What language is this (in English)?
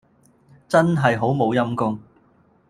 Cantonese